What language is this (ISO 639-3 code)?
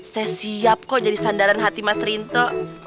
ind